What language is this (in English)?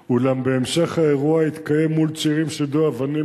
Hebrew